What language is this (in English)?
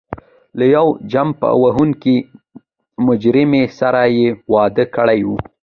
Pashto